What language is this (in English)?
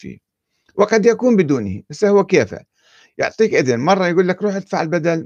Arabic